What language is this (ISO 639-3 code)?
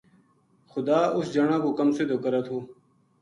gju